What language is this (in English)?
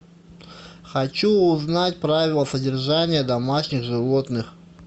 Russian